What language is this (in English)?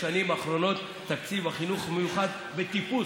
Hebrew